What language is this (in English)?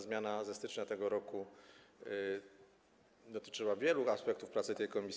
Polish